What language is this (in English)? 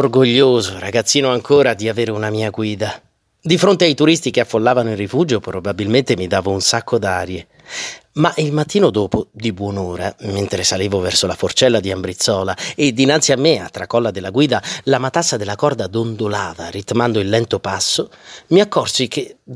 Italian